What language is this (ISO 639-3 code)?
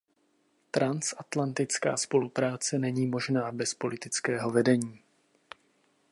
ces